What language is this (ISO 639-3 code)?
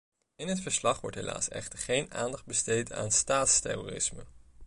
nld